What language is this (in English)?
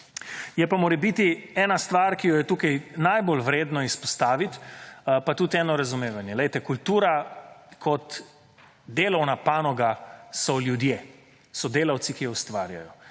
Slovenian